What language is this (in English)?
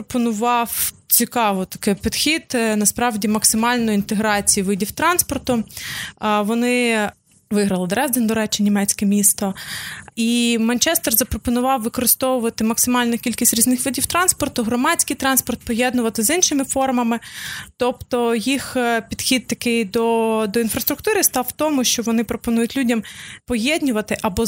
Ukrainian